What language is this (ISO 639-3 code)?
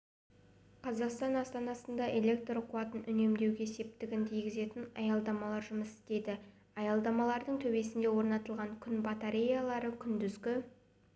kaz